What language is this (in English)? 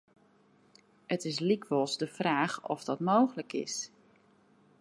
Western Frisian